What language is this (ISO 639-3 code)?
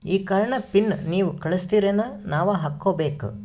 kan